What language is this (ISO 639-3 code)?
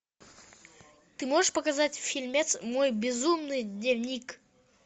rus